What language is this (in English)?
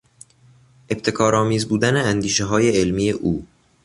Persian